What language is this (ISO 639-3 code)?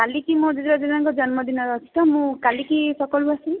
ori